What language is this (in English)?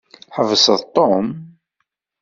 Kabyle